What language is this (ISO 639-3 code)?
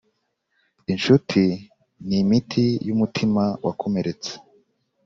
kin